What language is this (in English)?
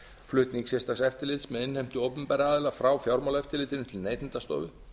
Icelandic